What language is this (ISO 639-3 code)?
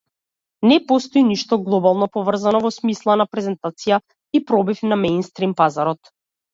mkd